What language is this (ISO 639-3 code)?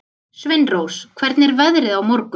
isl